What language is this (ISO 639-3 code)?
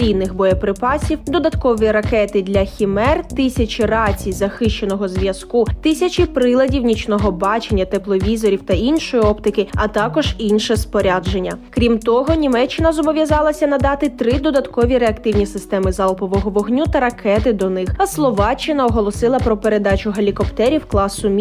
ukr